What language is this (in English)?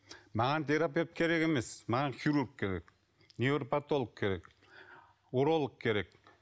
Kazakh